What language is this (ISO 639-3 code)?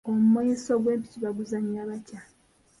lug